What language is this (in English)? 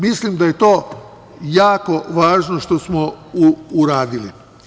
Serbian